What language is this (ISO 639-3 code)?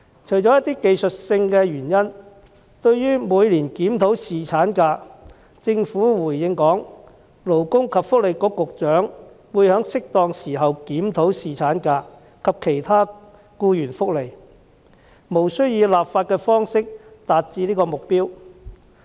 yue